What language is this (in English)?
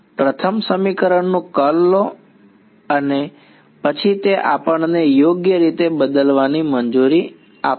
Gujarati